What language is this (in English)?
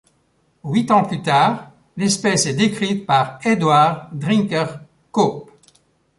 French